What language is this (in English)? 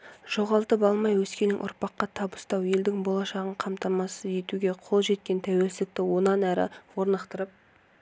Kazakh